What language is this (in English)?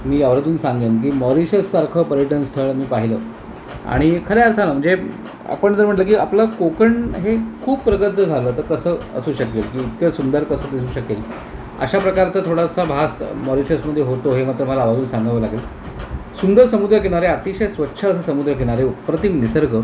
Marathi